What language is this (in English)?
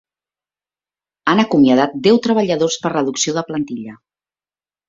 Catalan